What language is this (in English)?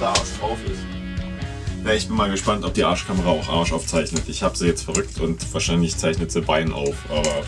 German